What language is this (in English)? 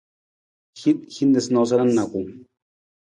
Nawdm